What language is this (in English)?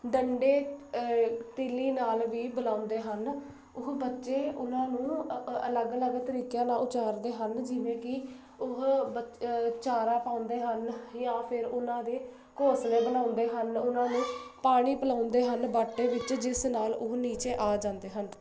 Punjabi